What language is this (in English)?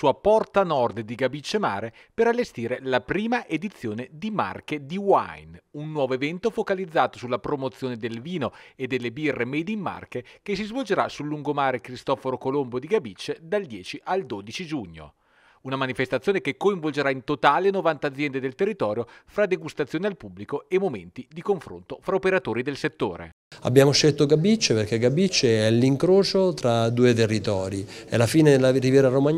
Italian